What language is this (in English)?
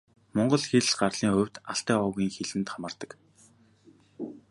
Mongolian